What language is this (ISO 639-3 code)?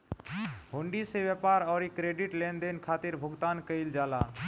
bho